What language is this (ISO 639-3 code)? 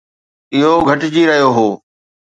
snd